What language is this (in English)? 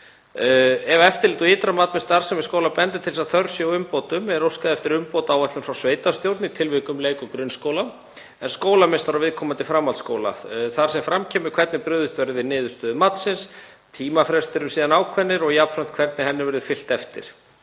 Icelandic